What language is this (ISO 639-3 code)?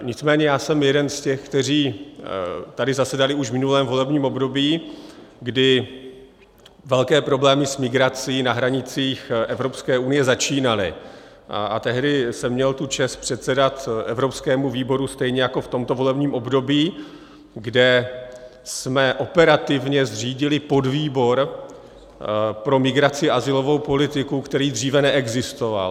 ces